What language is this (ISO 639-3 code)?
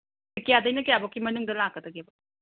mni